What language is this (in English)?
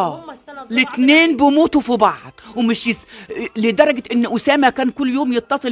Arabic